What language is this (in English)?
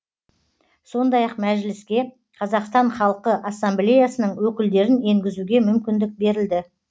Kazakh